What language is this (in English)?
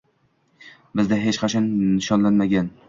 Uzbek